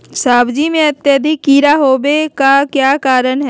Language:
Magahi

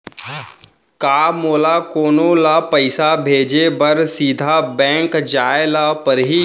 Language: Chhattisgarhi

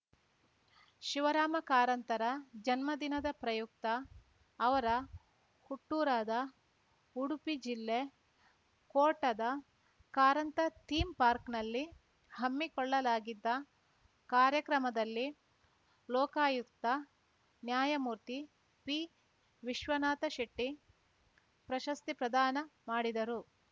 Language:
Kannada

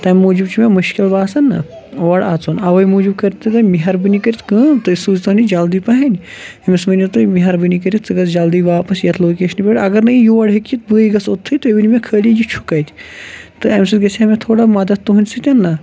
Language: Kashmiri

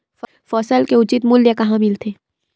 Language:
Chhattisgarhi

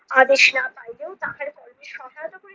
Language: Bangla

